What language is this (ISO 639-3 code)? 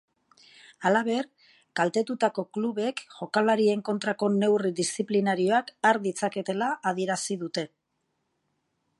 eus